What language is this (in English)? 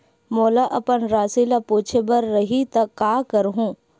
Chhattisgarhi